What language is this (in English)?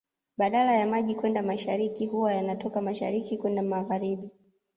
Swahili